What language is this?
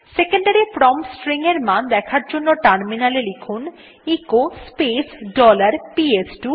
Bangla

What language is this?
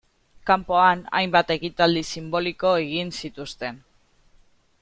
Basque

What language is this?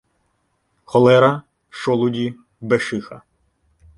Ukrainian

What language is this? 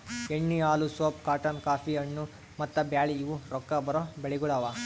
Kannada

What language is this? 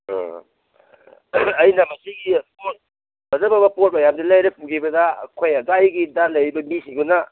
Manipuri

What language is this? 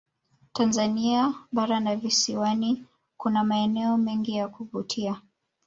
Swahili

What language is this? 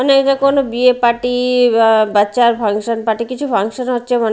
Bangla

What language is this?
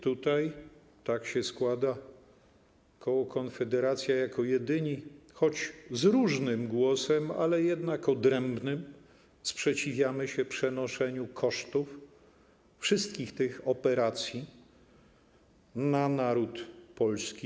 Polish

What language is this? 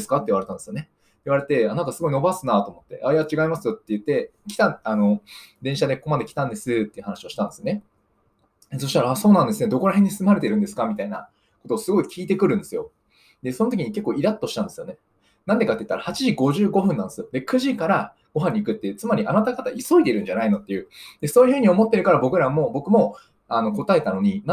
Japanese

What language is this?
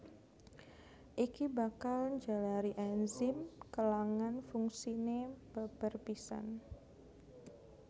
Javanese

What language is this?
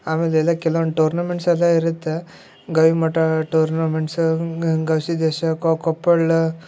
Kannada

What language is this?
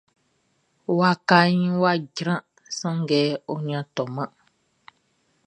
Baoulé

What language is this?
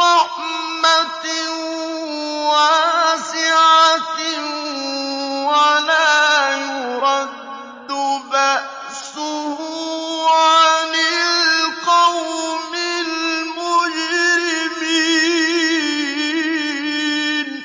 Arabic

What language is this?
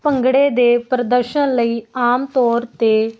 Punjabi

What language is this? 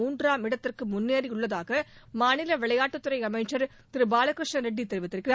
Tamil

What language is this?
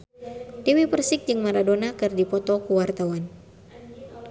Sundanese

